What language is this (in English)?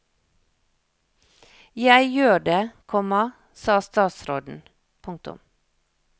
Norwegian